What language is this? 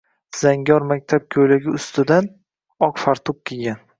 Uzbek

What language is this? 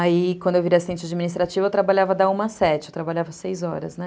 Portuguese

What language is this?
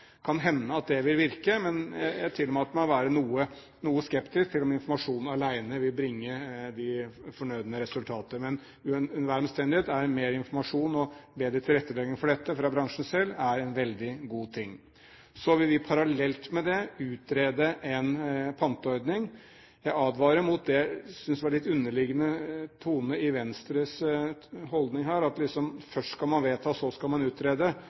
Norwegian Bokmål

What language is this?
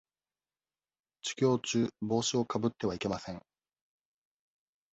Japanese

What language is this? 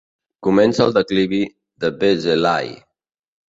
Catalan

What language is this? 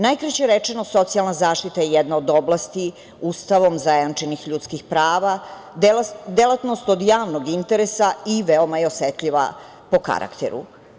Serbian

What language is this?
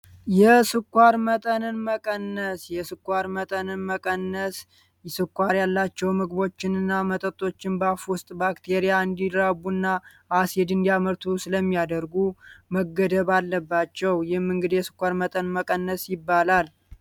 Amharic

